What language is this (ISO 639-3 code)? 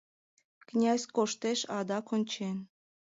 chm